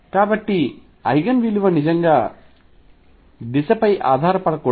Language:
Telugu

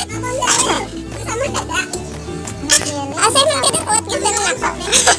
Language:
Indonesian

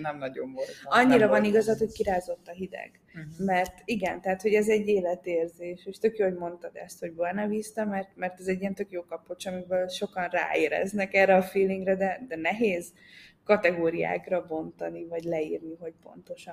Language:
Hungarian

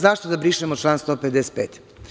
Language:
Serbian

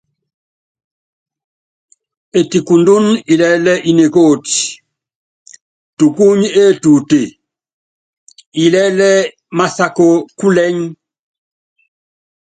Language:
Yangben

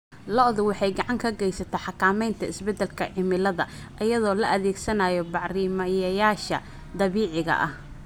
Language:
Somali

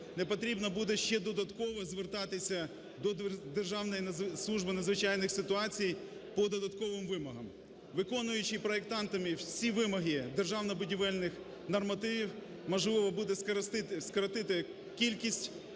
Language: Ukrainian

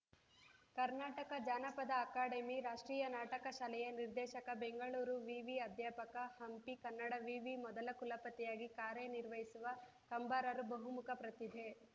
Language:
Kannada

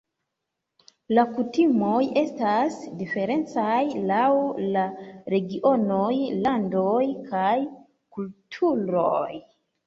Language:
Esperanto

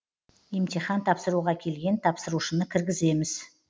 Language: Kazakh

